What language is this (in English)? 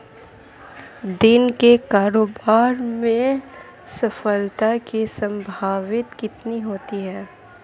Hindi